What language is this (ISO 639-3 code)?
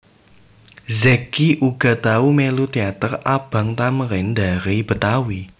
jav